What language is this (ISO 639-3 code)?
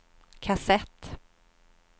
swe